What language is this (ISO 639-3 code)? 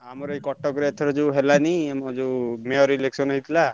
ori